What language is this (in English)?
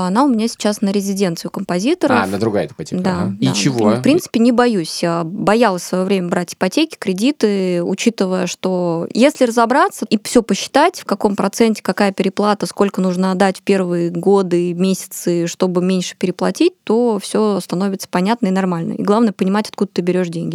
Russian